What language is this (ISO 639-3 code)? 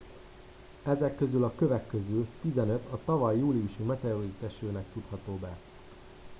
hun